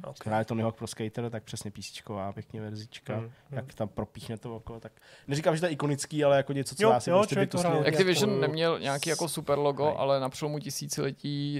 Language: Czech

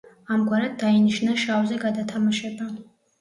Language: Georgian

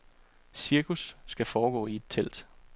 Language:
Danish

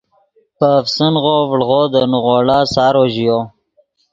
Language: Yidgha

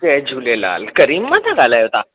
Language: Sindhi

